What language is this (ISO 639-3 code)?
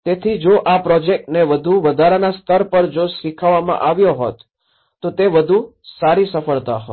guj